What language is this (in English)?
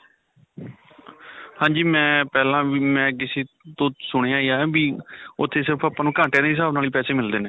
Punjabi